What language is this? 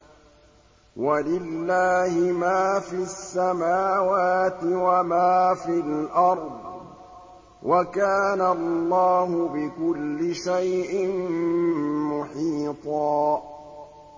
Arabic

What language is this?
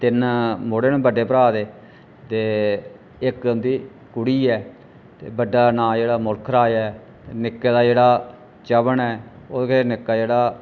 Dogri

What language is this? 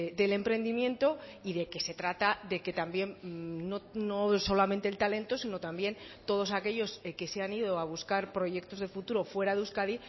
Spanish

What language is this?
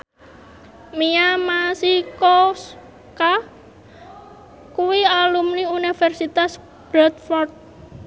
Javanese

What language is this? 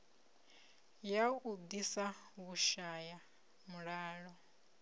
Venda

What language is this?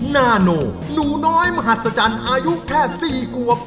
Thai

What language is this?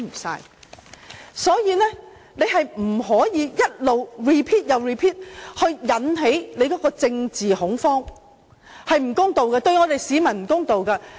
Cantonese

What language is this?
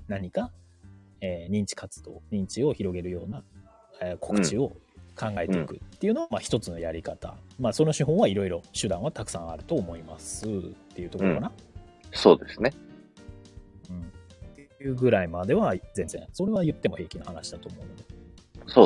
Japanese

